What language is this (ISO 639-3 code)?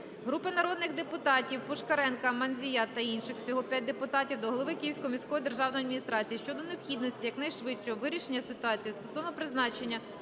ukr